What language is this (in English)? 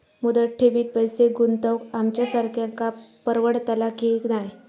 Marathi